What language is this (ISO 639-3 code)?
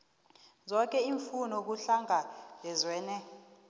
nbl